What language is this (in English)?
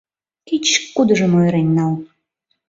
Mari